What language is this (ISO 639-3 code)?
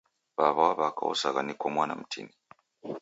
dav